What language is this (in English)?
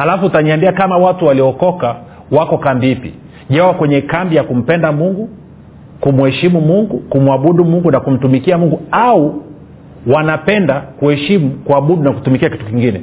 Swahili